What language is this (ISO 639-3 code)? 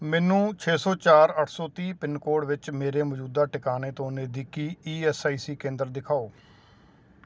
pan